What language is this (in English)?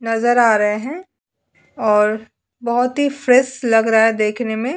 Hindi